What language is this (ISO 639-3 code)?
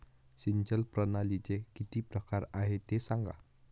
mar